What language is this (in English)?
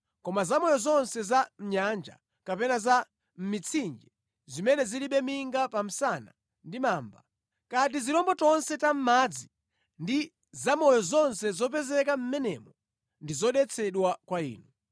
Nyanja